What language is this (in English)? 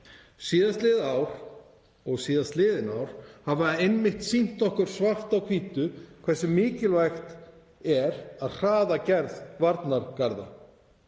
Icelandic